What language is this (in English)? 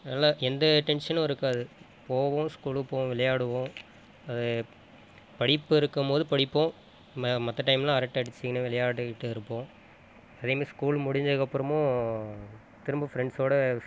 Tamil